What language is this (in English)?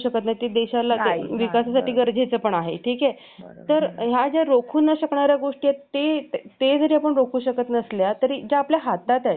Marathi